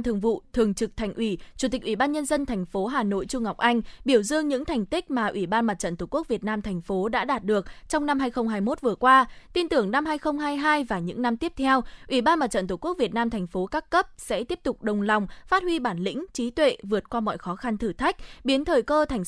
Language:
Vietnamese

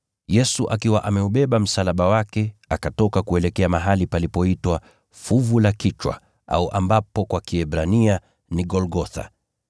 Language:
Swahili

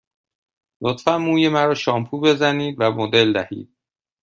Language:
Persian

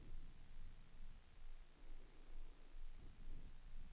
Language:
Danish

